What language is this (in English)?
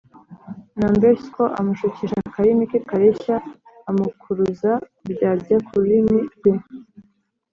Kinyarwanda